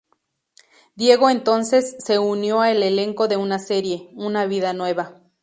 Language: Spanish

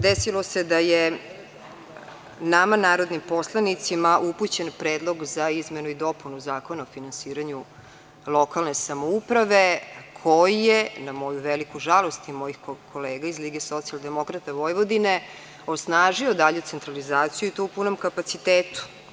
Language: Serbian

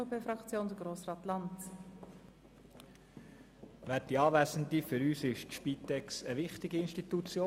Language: Swiss German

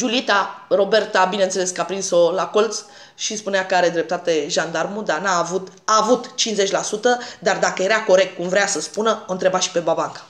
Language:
Romanian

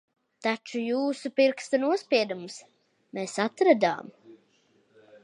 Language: Latvian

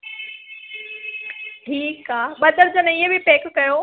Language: Sindhi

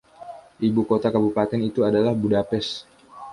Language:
Indonesian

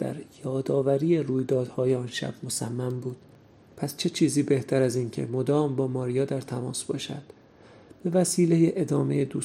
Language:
Persian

